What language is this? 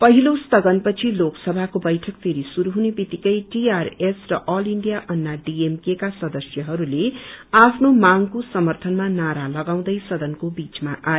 Nepali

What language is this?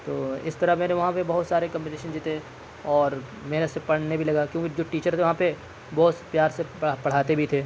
Urdu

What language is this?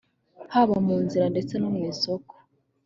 Kinyarwanda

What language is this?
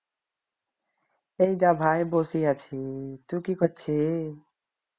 Bangla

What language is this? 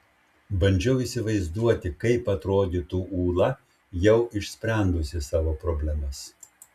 Lithuanian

